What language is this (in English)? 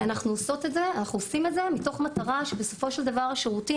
Hebrew